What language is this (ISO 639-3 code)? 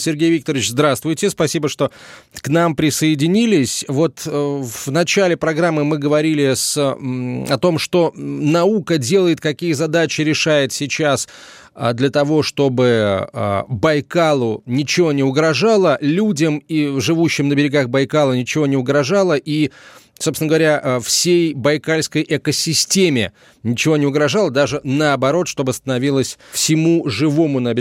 rus